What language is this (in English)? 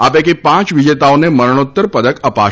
Gujarati